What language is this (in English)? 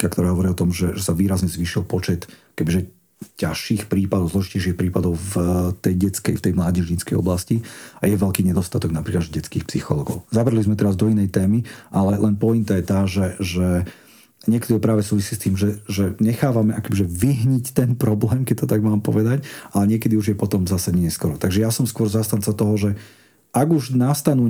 Slovak